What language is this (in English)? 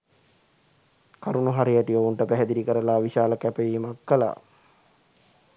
Sinhala